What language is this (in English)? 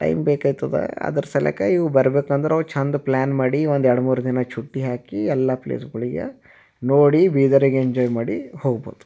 Kannada